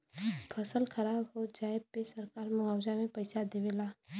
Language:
Bhojpuri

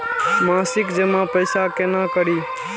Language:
Maithili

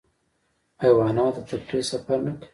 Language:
Pashto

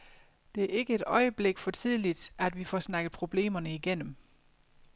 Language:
Danish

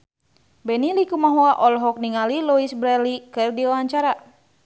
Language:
Sundanese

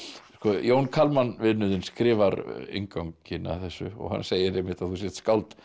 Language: Icelandic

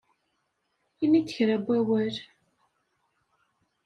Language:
Kabyle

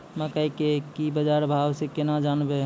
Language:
Maithili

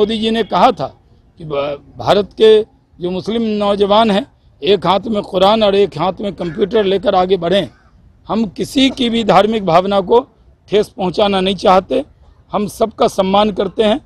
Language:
Hindi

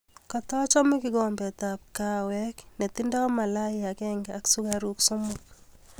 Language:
Kalenjin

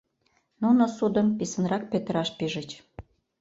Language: Mari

